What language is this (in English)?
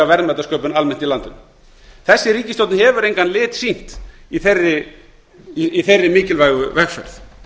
Icelandic